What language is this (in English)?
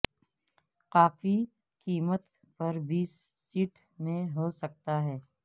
Urdu